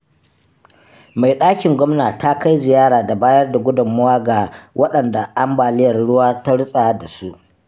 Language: Hausa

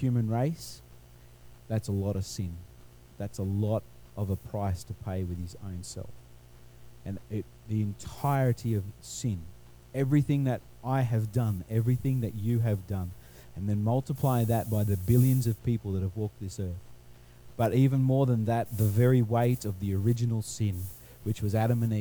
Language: English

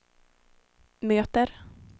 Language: Swedish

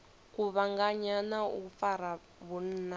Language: Venda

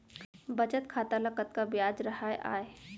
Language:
Chhattisgarhi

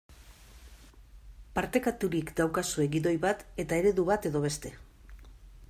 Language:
Basque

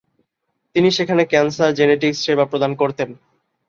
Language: Bangla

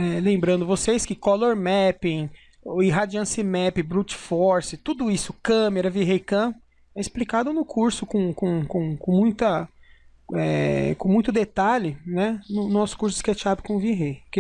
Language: Portuguese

